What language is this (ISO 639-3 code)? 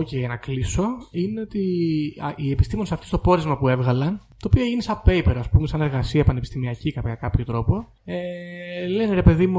ell